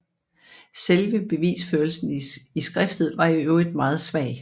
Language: Danish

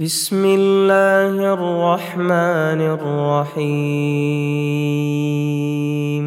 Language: Arabic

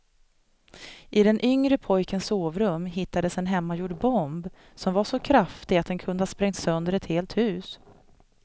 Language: Swedish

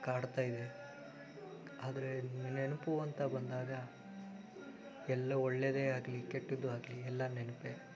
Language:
Kannada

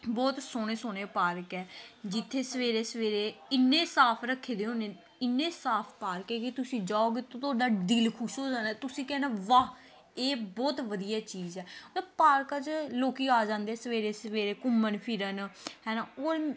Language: Punjabi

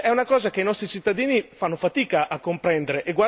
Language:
Italian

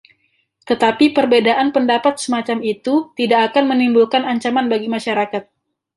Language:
Indonesian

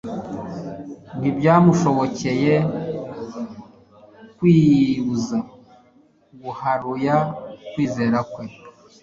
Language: Kinyarwanda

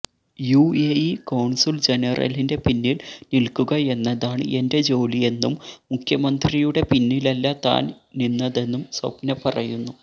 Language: Malayalam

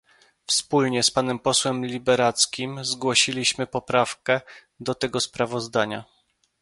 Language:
Polish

